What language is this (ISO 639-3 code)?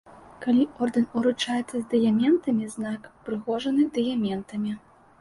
bel